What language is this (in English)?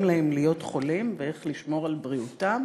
Hebrew